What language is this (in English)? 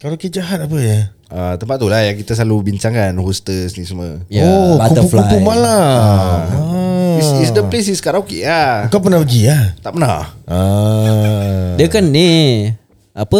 Malay